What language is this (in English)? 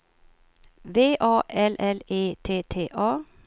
Swedish